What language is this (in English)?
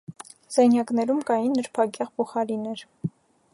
Armenian